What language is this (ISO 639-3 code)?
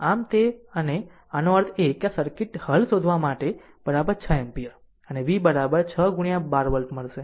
guj